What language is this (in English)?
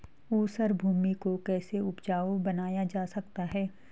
Hindi